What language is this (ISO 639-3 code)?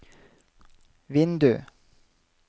nor